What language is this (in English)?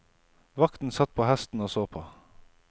Norwegian